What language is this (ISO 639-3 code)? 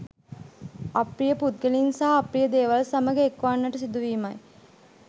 sin